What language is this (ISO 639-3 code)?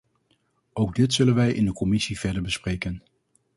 nld